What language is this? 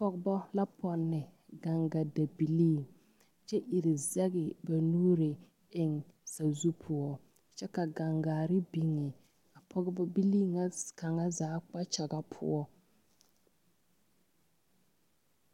Southern Dagaare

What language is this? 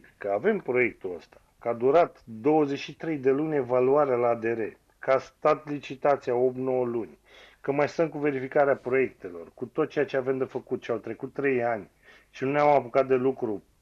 Romanian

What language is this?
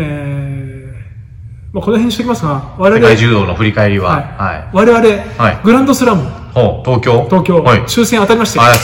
Japanese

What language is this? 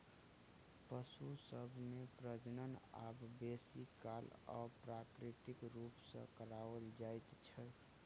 Maithili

